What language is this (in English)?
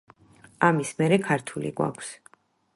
Georgian